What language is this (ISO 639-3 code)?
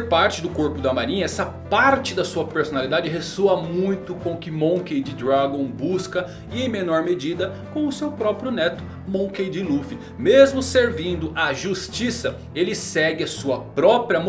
por